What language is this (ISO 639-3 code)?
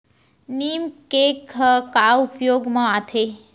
hne